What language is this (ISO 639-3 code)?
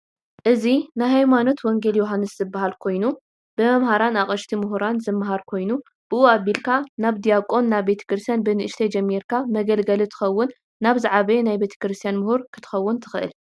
tir